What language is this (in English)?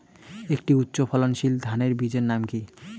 Bangla